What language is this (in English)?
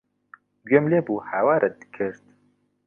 Central Kurdish